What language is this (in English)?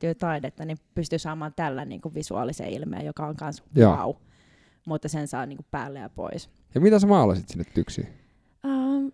Finnish